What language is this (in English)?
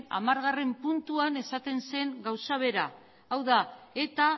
Basque